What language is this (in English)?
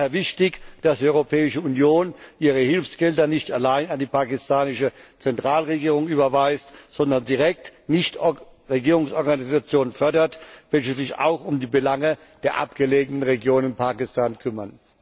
German